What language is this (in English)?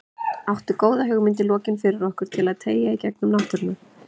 Icelandic